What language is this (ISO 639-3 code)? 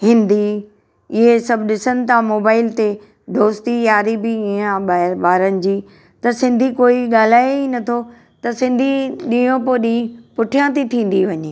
snd